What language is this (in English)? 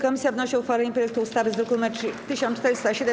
Polish